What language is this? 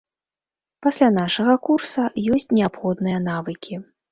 Belarusian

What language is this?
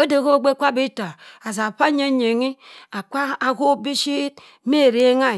Cross River Mbembe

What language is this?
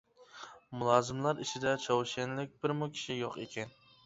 Uyghur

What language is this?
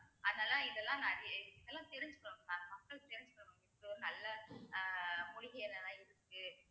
Tamil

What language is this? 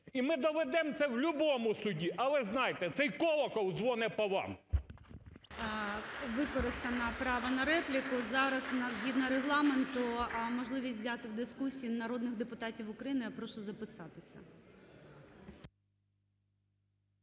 Ukrainian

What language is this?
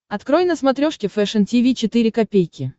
Russian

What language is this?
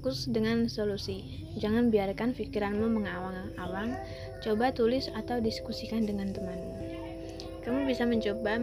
Indonesian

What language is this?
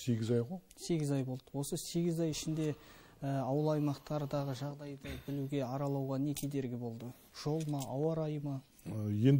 Turkish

